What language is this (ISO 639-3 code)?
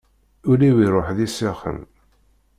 kab